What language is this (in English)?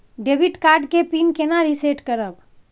Maithili